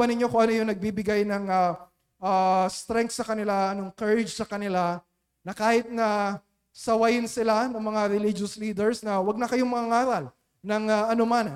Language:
Filipino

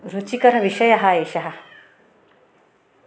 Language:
Sanskrit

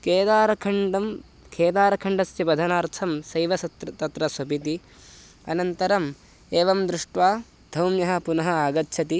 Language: Sanskrit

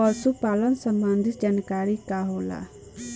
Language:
Bhojpuri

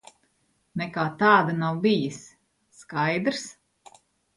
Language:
Latvian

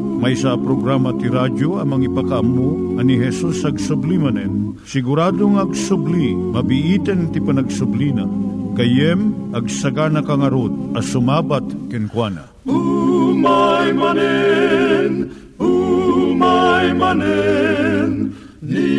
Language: Filipino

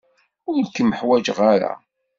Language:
Kabyle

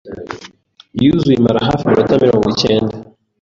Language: Kinyarwanda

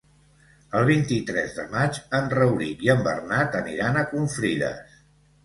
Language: Catalan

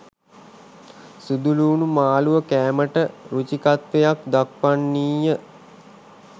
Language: Sinhala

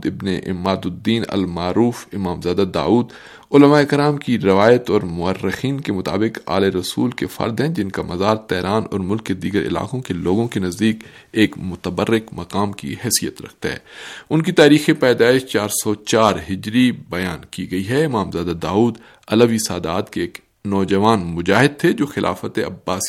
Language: Urdu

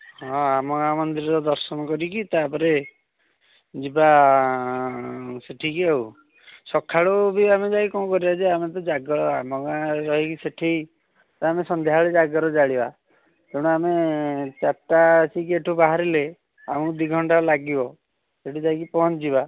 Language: Odia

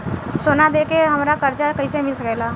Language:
Bhojpuri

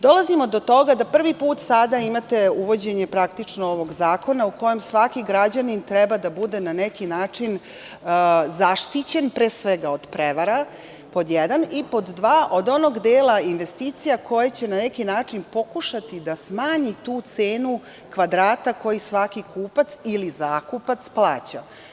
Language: Serbian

